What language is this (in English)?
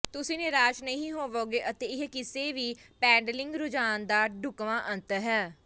Punjabi